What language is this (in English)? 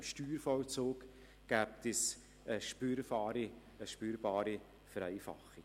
Swiss German